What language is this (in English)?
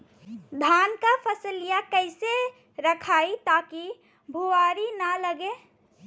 Bhojpuri